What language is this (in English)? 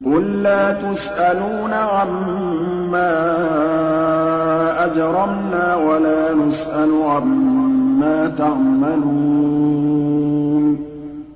Arabic